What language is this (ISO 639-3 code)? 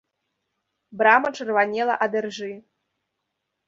bel